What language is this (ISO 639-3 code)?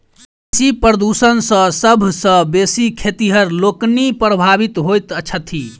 mai